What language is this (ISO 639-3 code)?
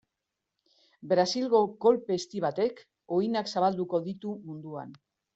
eus